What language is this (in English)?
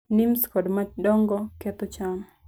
Luo (Kenya and Tanzania)